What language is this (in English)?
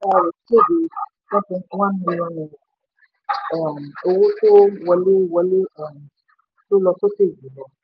Yoruba